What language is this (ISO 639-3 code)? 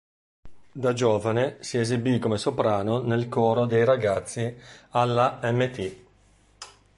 ita